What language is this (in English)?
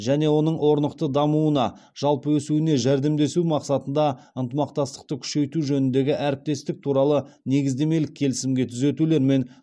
Kazakh